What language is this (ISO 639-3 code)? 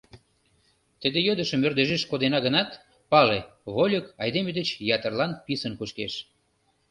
chm